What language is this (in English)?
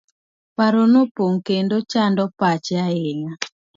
Luo (Kenya and Tanzania)